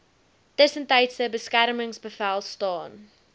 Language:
Afrikaans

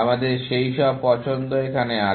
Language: Bangla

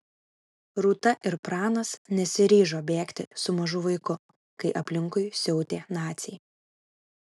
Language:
Lithuanian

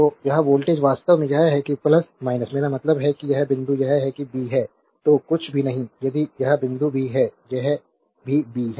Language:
Hindi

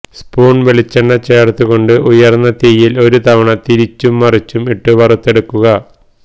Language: Malayalam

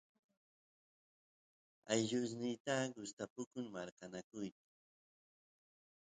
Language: Santiago del Estero Quichua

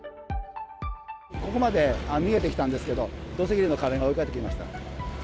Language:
Japanese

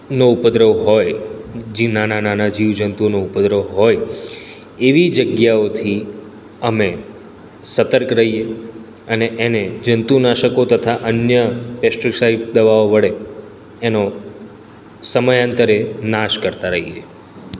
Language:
Gujarati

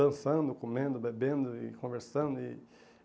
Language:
Portuguese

